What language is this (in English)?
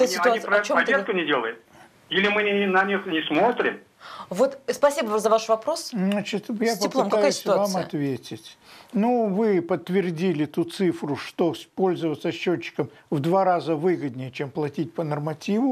Russian